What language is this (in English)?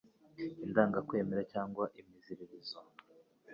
Kinyarwanda